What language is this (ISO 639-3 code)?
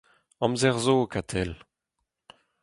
bre